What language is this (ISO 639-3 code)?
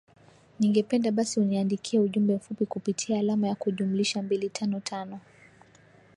swa